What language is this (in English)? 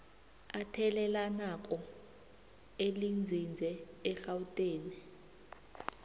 South Ndebele